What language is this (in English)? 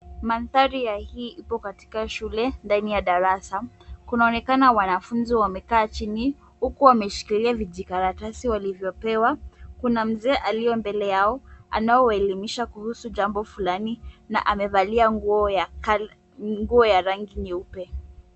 Swahili